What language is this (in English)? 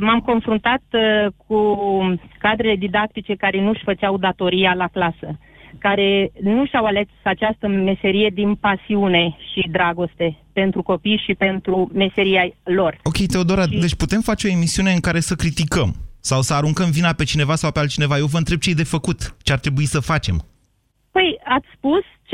Romanian